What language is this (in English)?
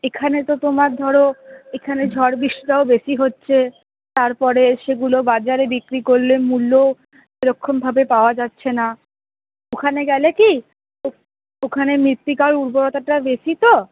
Bangla